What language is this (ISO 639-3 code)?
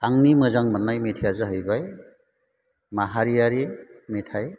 brx